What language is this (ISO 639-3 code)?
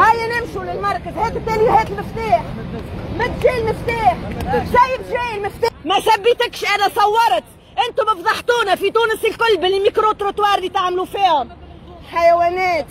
ara